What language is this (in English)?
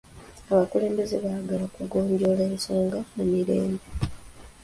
Ganda